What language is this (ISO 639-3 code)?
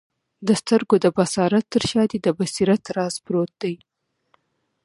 pus